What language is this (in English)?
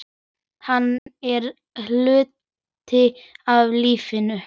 Icelandic